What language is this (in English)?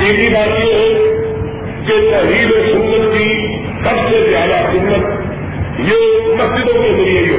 Urdu